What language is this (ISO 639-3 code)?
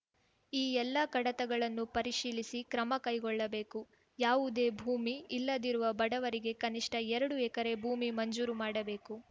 kan